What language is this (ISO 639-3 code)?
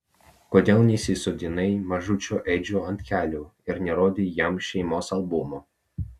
lit